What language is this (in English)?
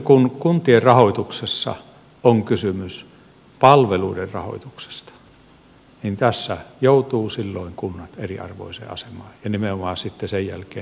Finnish